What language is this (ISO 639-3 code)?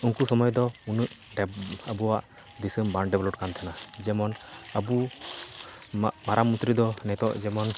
sat